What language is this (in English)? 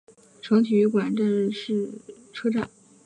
Chinese